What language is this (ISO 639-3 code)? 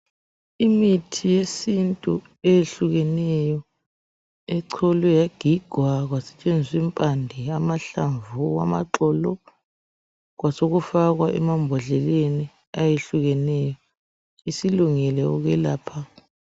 nde